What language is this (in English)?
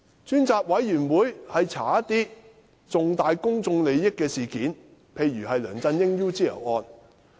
Cantonese